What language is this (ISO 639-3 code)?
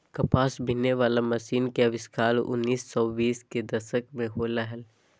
mag